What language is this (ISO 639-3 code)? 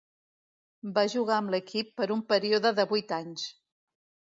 cat